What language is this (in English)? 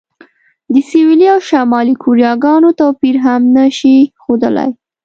Pashto